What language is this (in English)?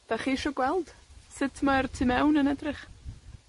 Welsh